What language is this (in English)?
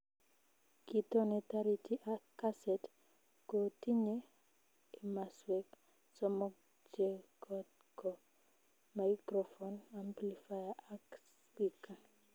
Kalenjin